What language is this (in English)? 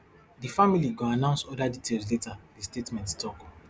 Nigerian Pidgin